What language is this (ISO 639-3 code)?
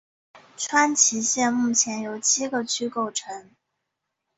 zho